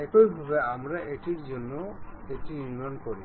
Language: Bangla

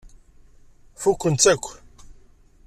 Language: Kabyle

